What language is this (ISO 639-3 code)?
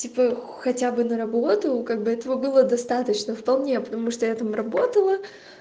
rus